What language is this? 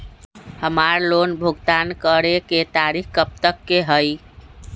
Magahi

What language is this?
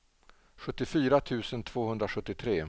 Swedish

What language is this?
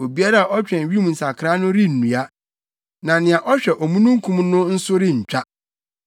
Akan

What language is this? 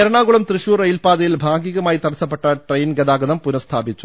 Malayalam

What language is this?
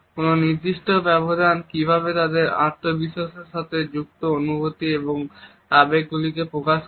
Bangla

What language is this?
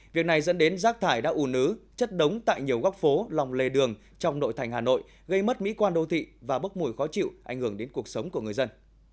Vietnamese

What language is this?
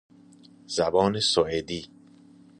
Persian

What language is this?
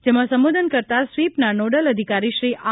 Gujarati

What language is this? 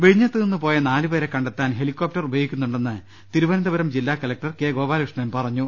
Malayalam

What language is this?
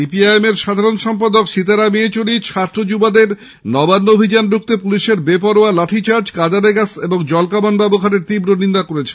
Bangla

